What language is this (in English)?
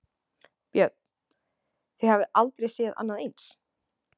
Icelandic